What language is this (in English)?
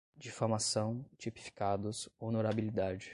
Portuguese